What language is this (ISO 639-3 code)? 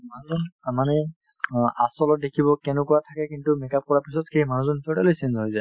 asm